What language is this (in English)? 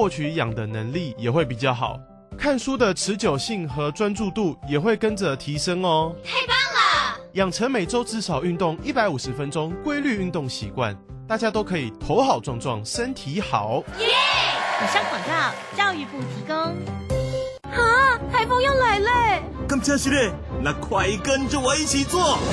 Chinese